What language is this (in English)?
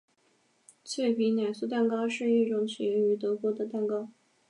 Chinese